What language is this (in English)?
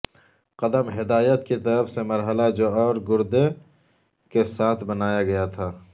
Urdu